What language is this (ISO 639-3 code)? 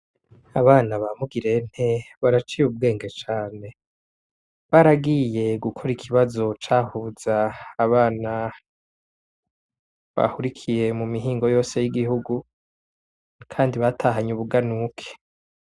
run